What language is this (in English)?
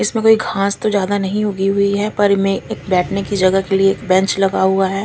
Hindi